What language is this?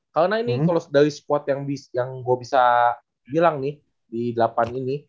Indonesian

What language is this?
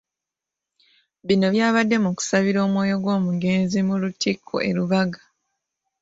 Ganda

